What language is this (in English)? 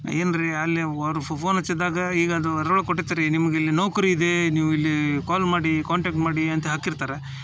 Kannada